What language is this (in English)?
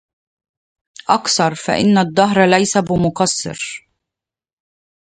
Arabic